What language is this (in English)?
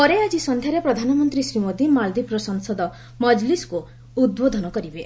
Odia